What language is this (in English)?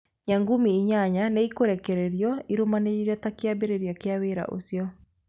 Kikuyu